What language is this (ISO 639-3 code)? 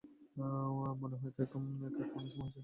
ben